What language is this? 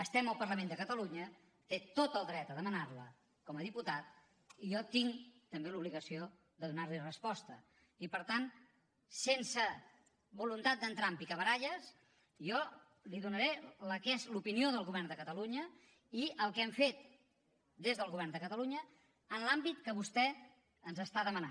Catalan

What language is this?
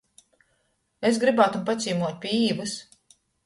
Latgalian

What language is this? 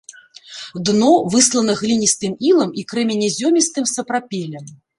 Belarusian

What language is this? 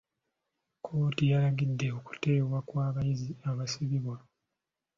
Ganda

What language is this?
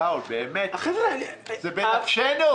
Hebrew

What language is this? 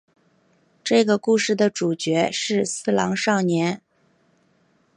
Chinese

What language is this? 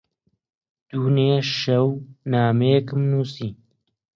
Central Kurdish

